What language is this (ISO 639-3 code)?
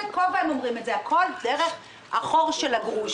heb